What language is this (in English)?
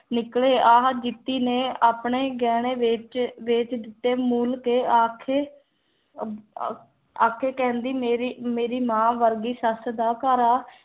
Punjabi